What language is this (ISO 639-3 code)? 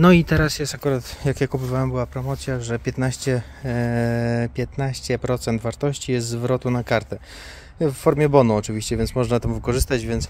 pol